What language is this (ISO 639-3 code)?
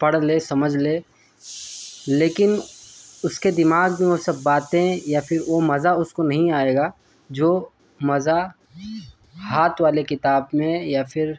urd